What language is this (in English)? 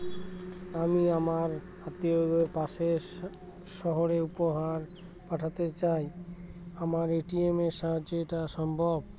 Bangla